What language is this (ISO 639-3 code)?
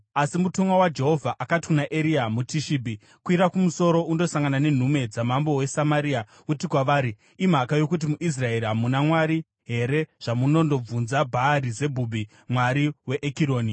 sna